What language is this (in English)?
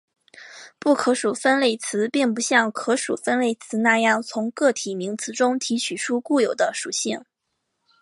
Chinese